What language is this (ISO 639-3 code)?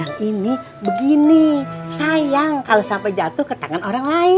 ind